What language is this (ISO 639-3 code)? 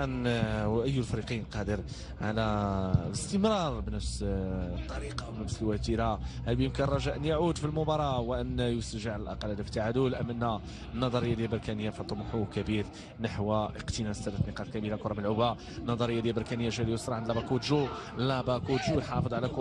ara